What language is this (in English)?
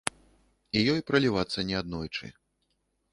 Belarusian